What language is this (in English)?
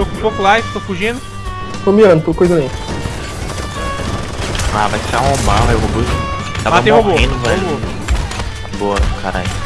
Portuguese